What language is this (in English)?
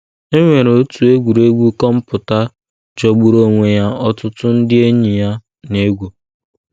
Igbo